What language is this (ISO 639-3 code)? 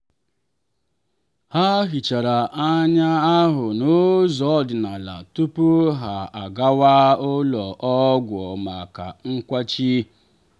ibo